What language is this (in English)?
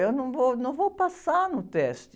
Portuguese